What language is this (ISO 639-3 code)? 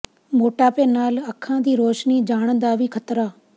pan